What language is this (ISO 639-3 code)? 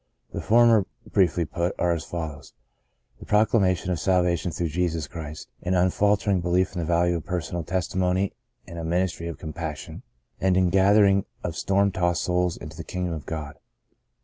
eng